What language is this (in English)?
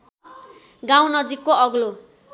Nepali